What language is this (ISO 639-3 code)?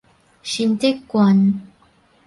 nan